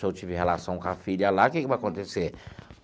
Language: Portuguese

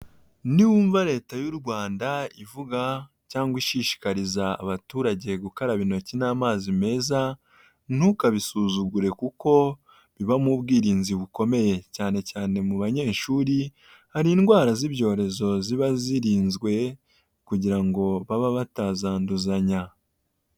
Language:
Kinyarwanda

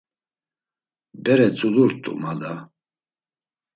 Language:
Laz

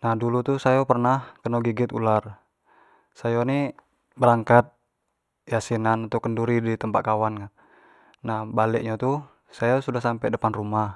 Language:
Jambi Malay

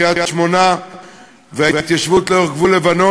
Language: Hebrew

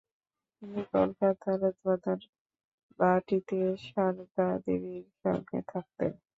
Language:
Bangla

